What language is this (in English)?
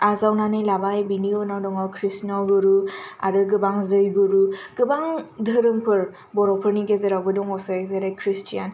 Bodo